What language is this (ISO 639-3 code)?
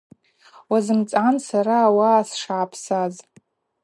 abq